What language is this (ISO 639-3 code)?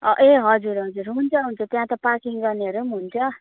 nep